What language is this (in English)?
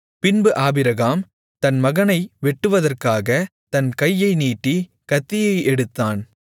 Tamil